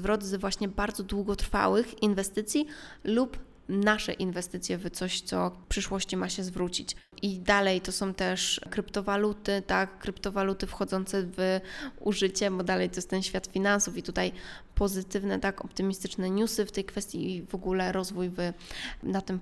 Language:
Polish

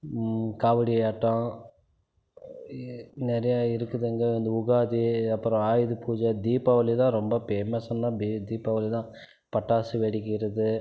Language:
Tamil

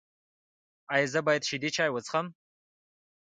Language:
Pashto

